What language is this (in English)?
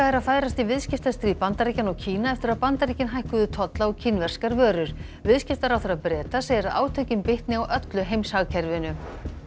Icelandic